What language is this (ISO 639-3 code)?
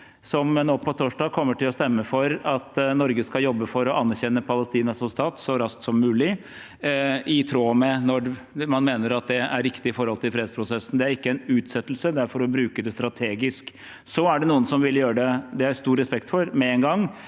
nor